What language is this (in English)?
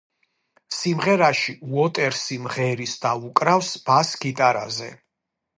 Georgian